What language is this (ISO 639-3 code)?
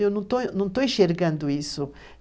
por